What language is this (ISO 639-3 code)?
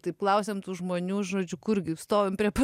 lit